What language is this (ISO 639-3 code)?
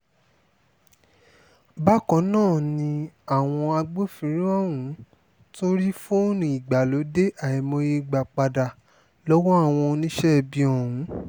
yor